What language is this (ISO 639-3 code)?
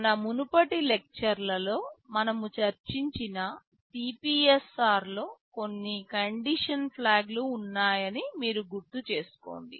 tel